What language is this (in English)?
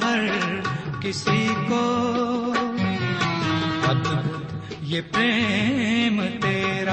Urdu